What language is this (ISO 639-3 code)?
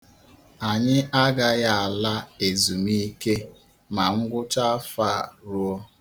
ibo